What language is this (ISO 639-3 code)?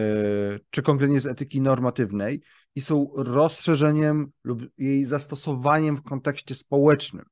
pol